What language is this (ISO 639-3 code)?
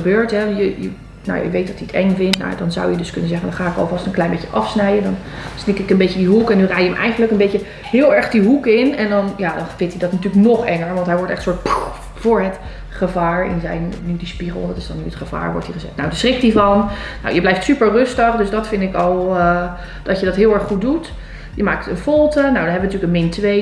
nld